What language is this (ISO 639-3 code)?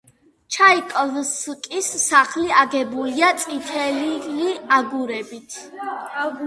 kat